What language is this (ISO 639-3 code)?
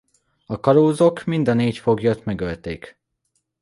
hun